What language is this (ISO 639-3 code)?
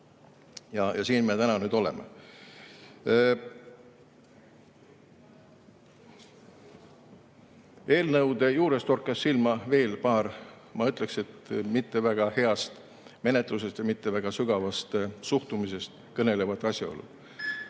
est